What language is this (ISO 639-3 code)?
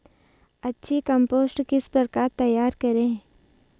hin